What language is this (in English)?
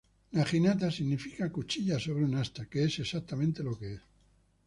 Spanish